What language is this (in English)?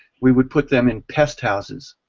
English